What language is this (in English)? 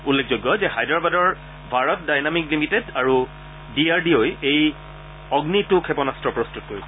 Assamese